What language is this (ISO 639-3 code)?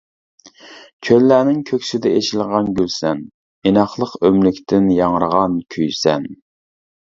uig